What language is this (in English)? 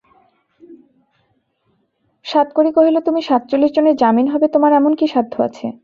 Bangla